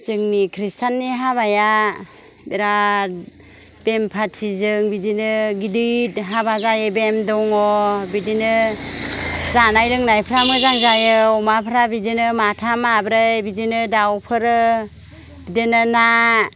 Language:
Bodo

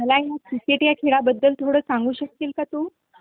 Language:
Marathi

